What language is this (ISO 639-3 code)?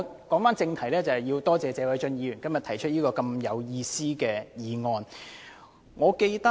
yue